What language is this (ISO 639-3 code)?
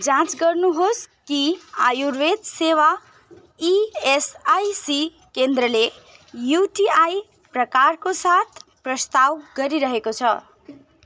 nep